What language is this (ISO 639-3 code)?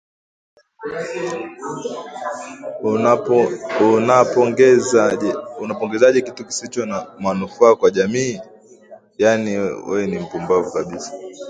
swa